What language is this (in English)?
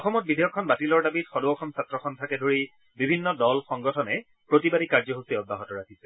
Assamese